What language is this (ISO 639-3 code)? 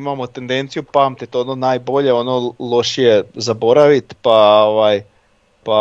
hrv